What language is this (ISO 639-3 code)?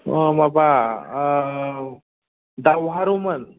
brx